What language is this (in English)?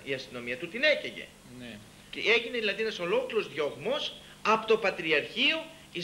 Greek